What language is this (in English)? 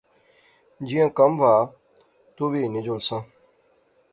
Pahari-Potwari